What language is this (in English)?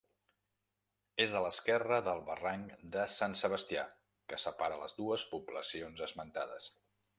Catalan